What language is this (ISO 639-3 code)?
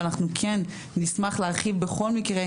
heb